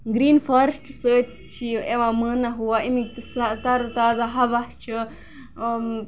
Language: Kashmiri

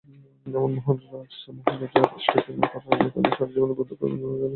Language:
Bangla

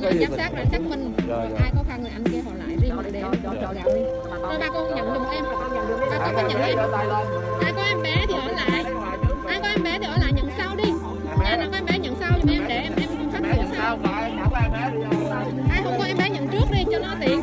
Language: Vietnamese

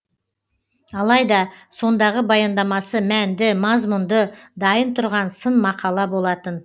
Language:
Kazakh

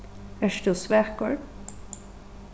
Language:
Faroese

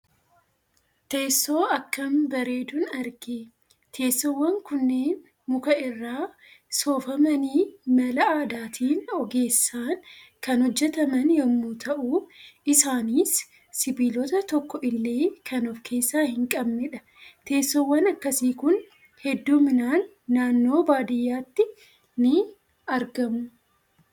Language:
Oromo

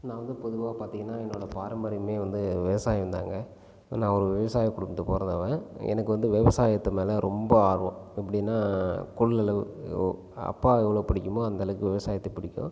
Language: Tamil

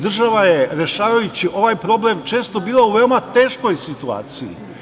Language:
Serbian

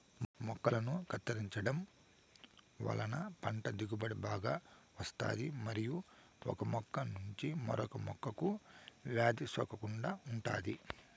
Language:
Telugu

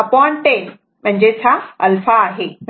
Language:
Marathi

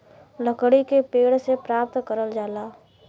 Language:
Bhojpuri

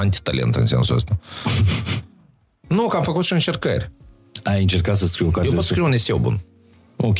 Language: Romanian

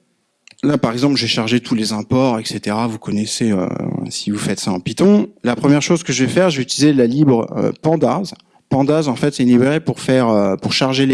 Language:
French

